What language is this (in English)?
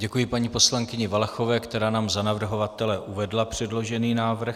Czech